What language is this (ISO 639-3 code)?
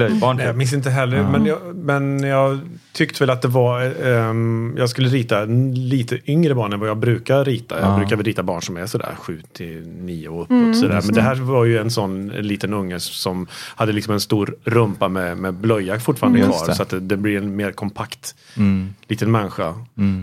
swe